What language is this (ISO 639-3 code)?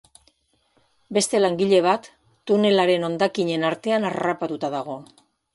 eus